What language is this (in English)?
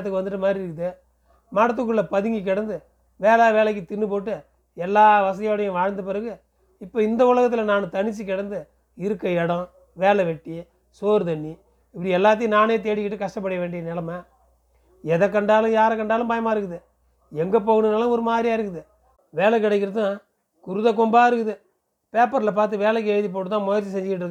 Tamil